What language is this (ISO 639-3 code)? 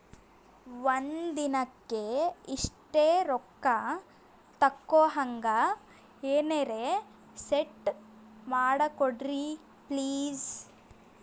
kan